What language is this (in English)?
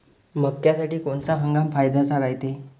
Marathi